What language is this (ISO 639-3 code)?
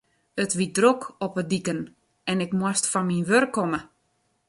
fry